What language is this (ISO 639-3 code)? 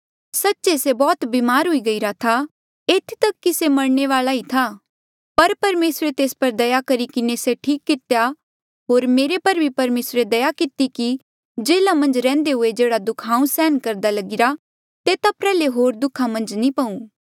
mjl